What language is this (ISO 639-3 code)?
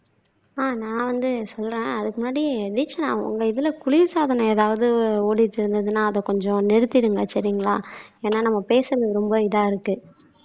tam